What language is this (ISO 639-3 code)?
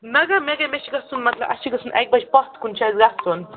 kas